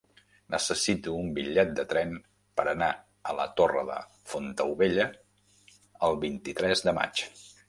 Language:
Catalan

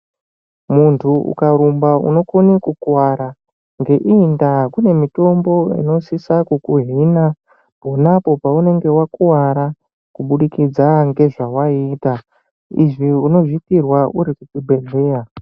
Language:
Ndau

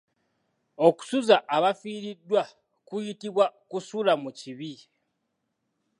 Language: Ganda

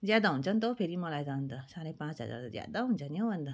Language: Nepali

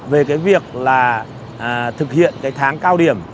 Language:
Vietnamese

